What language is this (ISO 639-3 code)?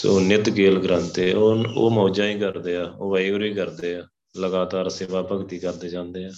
pan